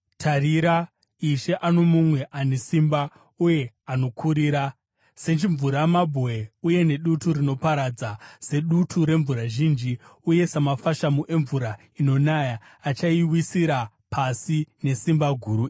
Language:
Shona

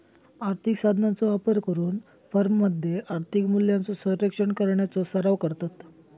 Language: Marathi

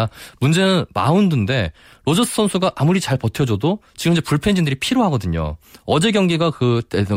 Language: Korean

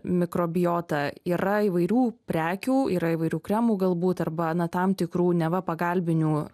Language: Lithuanian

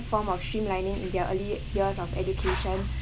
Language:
English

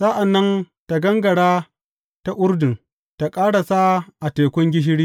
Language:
Hausa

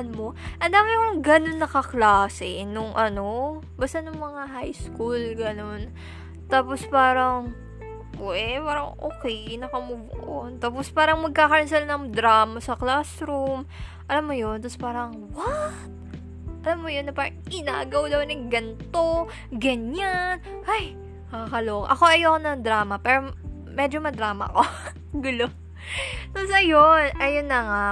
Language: Filipino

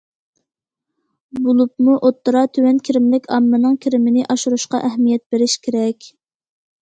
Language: Uyghur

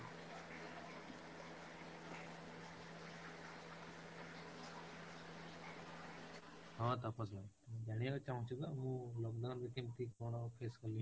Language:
Odia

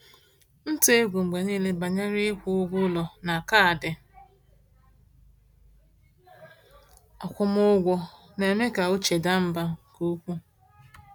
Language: Igbo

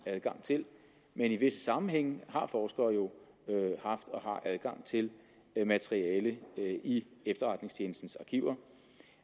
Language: Danish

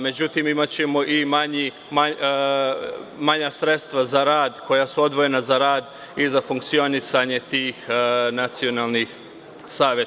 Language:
Serbian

